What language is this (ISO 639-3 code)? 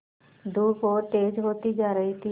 hin